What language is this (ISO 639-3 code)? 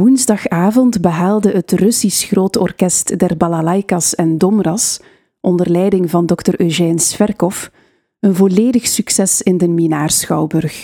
nld